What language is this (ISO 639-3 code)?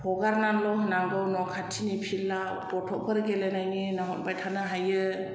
brx